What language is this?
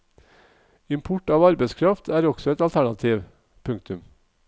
Norwegian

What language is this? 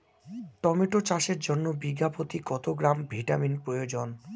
Bangla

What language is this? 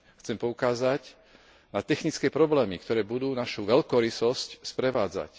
Slovak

